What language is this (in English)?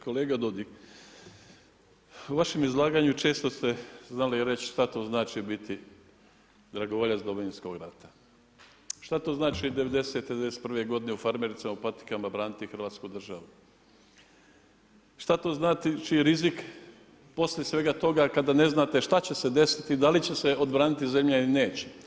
Croatian